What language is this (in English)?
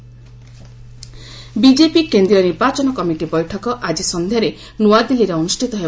Odia